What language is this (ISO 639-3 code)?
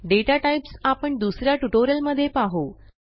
mar